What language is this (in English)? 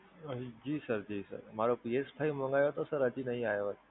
Gujarati